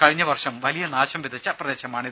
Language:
Malayalam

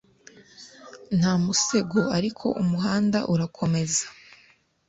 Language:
Kinyarwanda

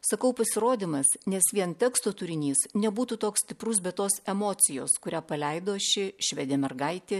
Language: Lithuanian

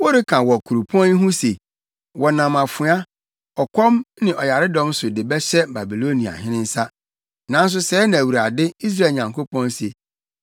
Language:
Akan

